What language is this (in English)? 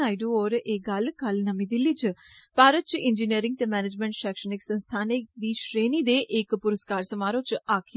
Dogri